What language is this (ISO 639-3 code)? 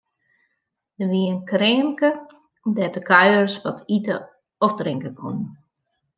fry